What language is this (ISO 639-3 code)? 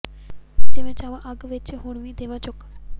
pan